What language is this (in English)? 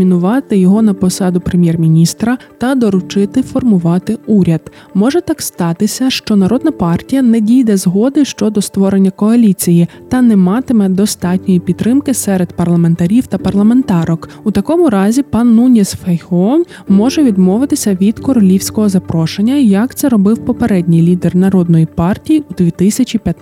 Ukrainian